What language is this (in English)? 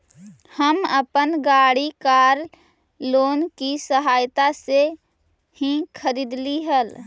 Magahi